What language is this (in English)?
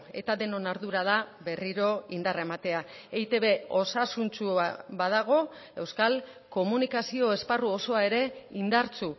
Basque